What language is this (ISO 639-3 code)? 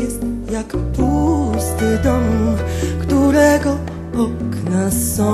pol